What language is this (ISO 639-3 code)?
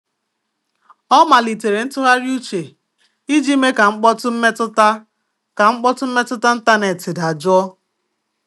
ibo